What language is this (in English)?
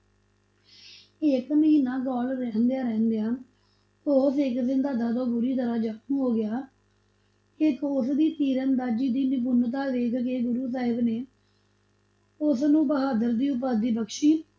Punjabi